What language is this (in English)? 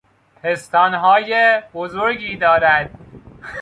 Persian